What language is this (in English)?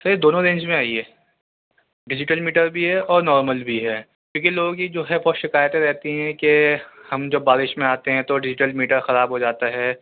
Urdu